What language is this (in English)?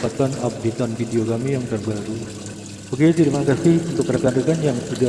Indonesian